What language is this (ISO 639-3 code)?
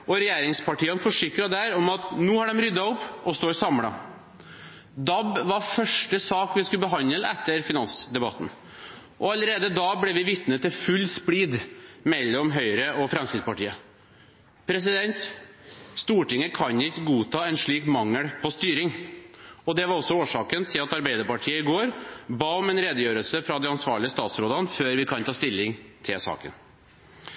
nob